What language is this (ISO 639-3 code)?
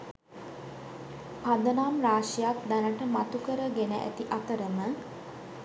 sin